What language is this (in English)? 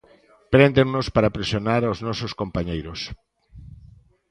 Galician